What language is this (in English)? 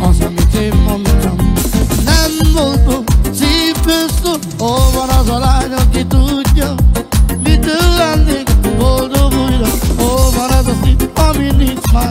Turkish